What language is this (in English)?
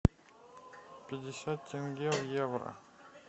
Russian